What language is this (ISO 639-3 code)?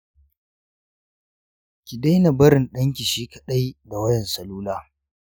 hau